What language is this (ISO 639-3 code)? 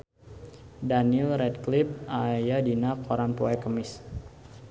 sun